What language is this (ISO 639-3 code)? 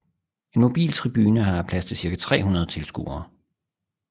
dan